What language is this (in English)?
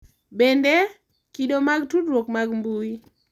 Luo (Kenya and Tanzania)